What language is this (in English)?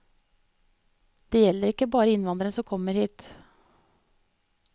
Norwegian